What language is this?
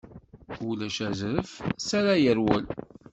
Kabyle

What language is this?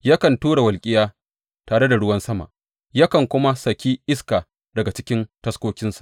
Hausa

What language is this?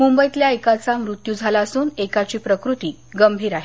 Marathi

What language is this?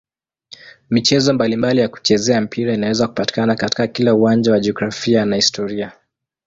Swahili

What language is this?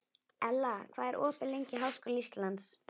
Icelandic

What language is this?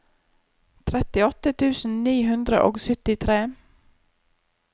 Norwegian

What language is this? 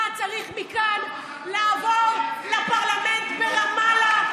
Hebrew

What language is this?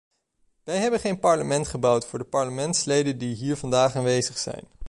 Dutch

